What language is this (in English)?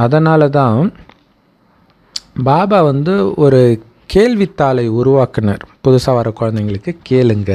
Tamil